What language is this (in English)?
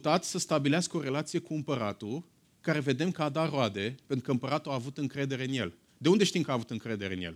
Romanian